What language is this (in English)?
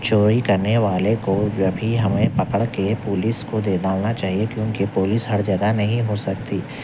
Urdu